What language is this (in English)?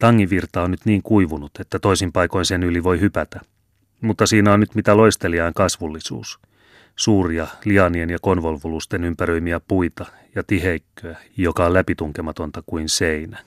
Finnish